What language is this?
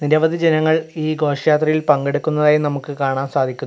Malayalam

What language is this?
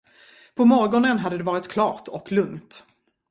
Swedish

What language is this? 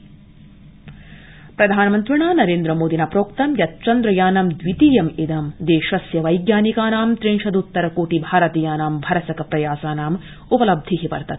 Sanskrit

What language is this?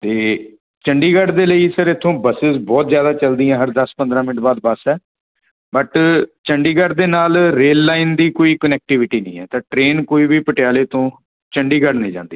Punjabi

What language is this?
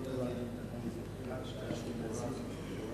Hebrew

